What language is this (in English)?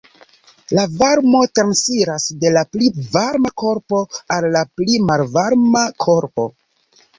Esperanto